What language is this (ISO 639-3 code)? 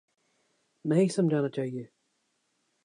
urd